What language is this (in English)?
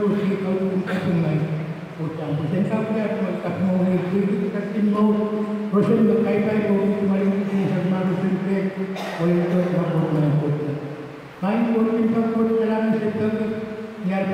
Indonesian